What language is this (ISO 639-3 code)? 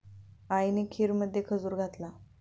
mar